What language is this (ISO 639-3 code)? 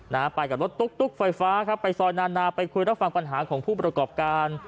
tha